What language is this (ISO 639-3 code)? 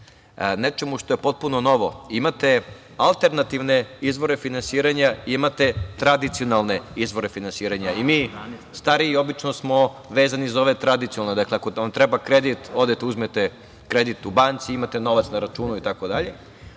srp